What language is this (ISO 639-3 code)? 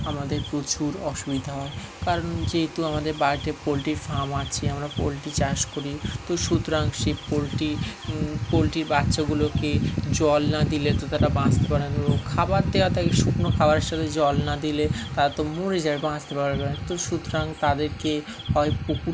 ben